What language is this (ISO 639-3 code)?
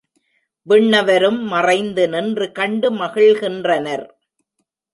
tam